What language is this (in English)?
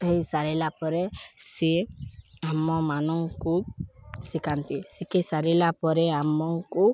Odia